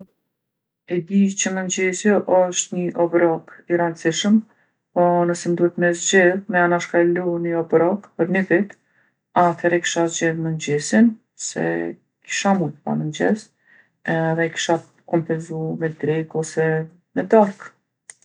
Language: Gheg Albanian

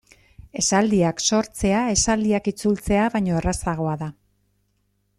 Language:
Basque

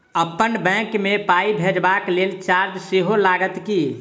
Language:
Maithili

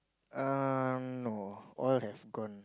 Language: English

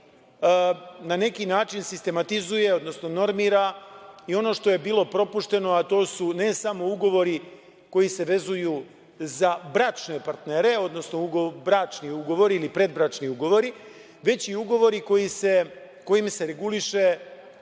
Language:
Serbian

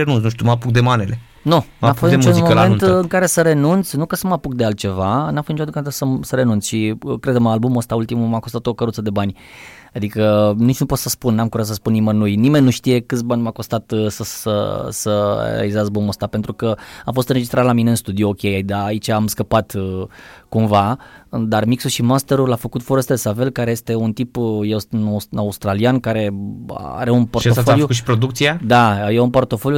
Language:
Romanian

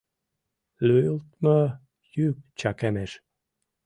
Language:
Mari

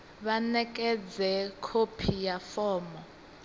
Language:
Venda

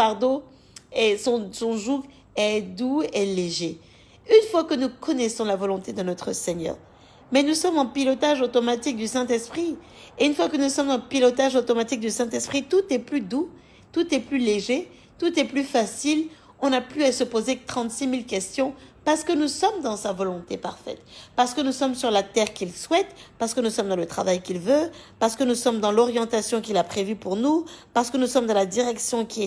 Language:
French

